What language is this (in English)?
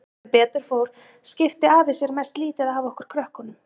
Icelandic